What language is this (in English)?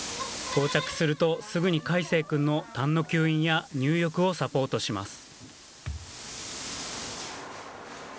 Japanese